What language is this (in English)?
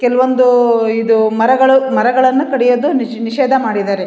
Kannada